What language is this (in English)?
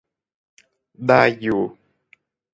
Thai